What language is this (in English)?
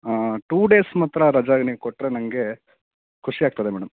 Kannada